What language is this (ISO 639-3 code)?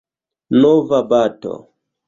epo